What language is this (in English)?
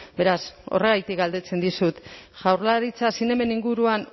Basque